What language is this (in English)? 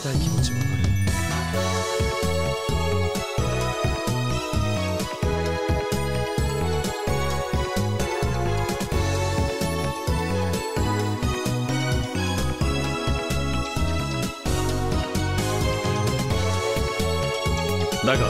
Japanese